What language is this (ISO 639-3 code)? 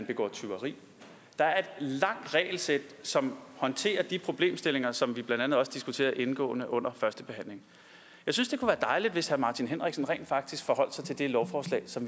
dan